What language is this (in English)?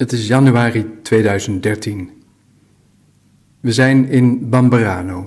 Dutch